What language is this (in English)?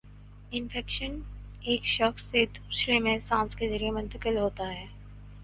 Urdu